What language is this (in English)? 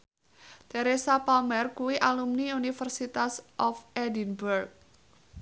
Javanese